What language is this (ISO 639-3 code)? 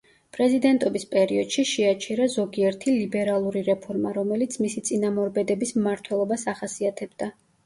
kat